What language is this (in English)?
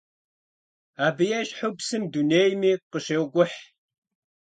Kabardian